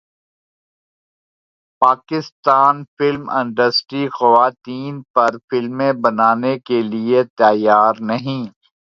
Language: Urdu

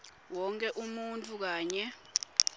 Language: Swati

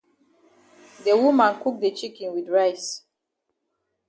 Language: Cameroon Pidgin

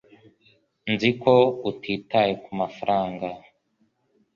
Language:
Kinyarwanda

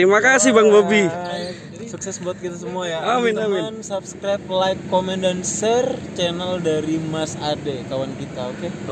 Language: Indonesian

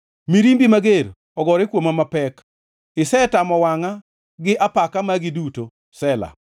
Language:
Luo (Kenya and Tanzania)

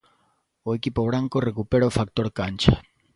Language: Galician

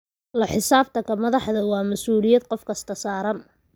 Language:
Somali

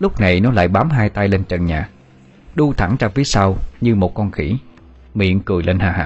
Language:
Vietnamese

